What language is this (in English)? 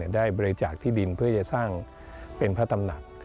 Thai